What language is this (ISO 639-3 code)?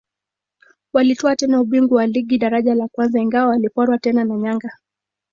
swa